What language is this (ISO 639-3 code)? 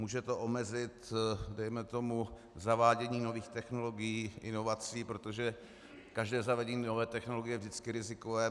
ces